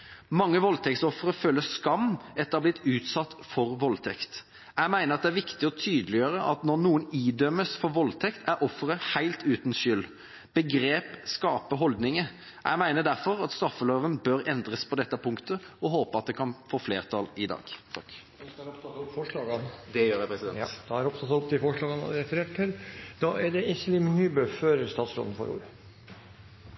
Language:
Norwegian Bokmål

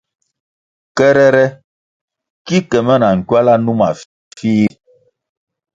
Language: Kwasio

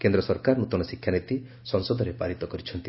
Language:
Odia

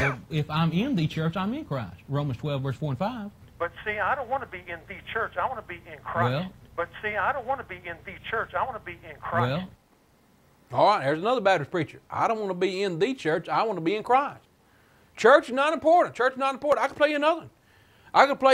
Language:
English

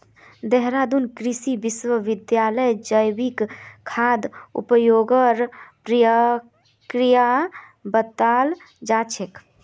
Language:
Magahi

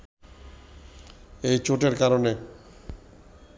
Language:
Bangla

